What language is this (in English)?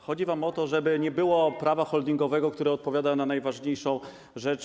Polish